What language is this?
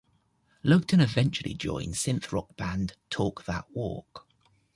English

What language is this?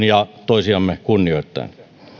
Finnish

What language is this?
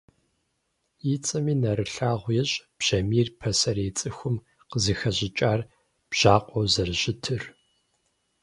Kabardian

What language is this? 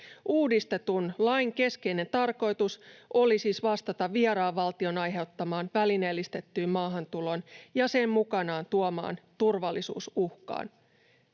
Finnish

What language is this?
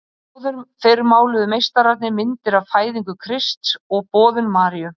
Icelandic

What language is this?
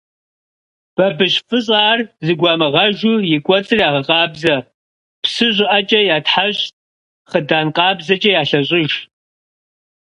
Kabardian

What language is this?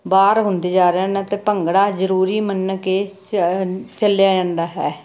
Punjabi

